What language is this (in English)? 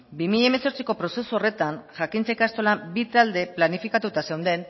Basque